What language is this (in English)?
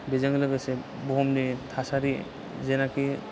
Bodo